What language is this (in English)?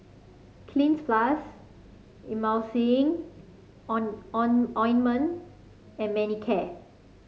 English